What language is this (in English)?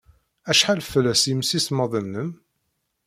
Kabyle